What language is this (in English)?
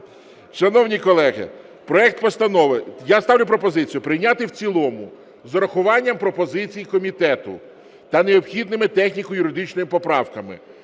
Ukrainian